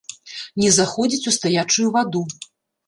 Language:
Belarusian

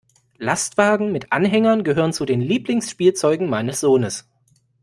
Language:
German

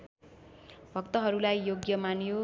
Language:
Nepali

